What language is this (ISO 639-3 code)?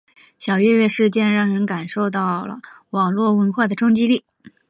zho